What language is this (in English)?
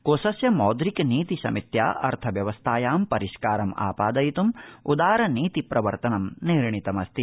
Sanskrit